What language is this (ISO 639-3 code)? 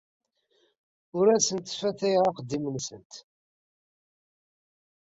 kab